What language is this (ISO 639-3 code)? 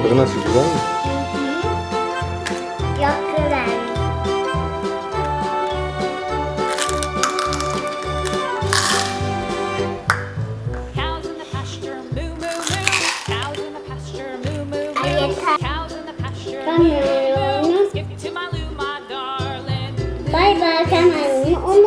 tur